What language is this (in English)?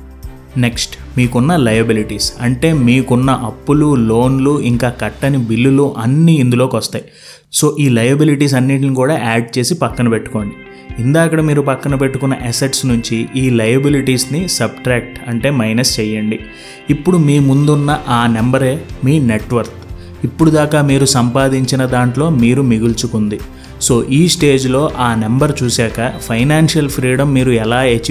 Telugu